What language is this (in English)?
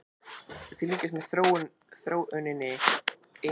Icelandic